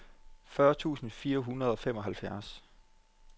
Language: Danish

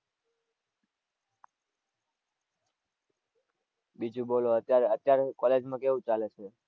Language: Gujarati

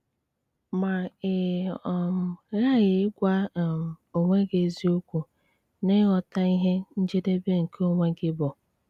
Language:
Igbo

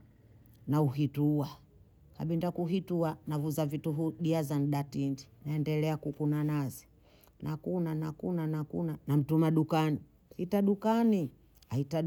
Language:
Bondei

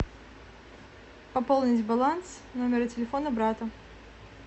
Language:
Russian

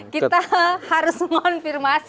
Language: Indonesian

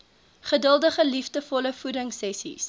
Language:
Afrikaans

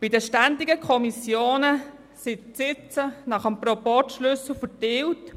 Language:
Swiss German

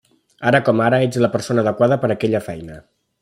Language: Catalan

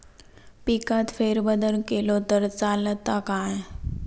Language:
Marathi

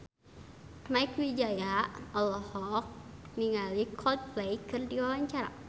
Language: Sundanese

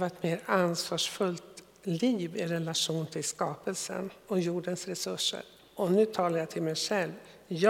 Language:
Swedish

